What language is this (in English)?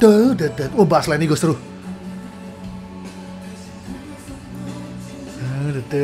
Indonesian